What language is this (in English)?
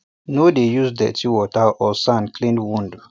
Nigerian Pidgin